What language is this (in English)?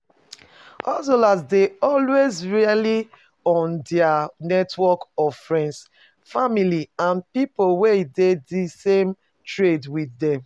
Nigerian Pidgin